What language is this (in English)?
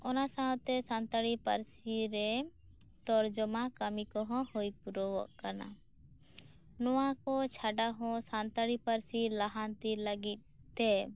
Santali